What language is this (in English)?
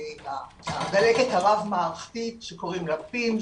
Hebrew